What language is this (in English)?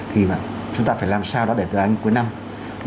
Vietnamese